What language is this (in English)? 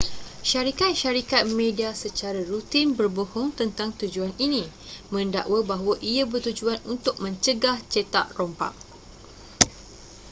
Malay